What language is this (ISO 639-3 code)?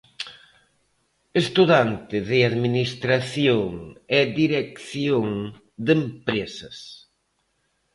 glg